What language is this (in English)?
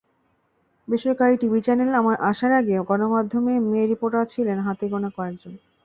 Bangla